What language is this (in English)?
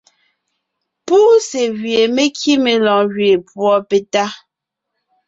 Ngiemboon